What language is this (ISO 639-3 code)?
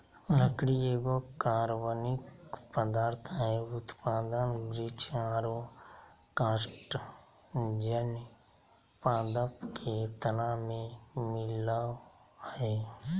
mag